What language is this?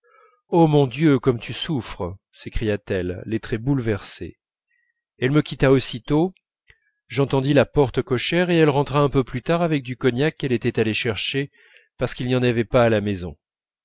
French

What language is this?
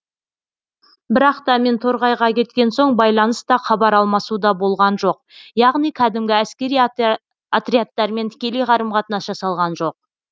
Kazakh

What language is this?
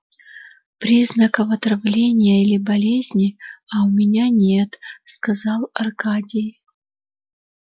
Russian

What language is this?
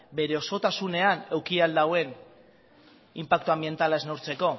Basque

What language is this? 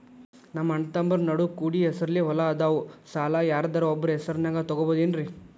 Kannada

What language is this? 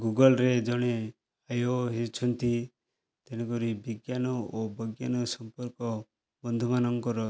Odia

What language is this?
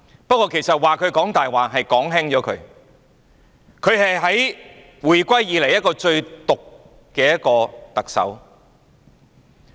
Cantonese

